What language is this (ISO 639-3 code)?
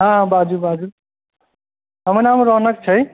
mai